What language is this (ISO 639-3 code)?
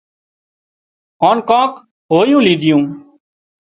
kxp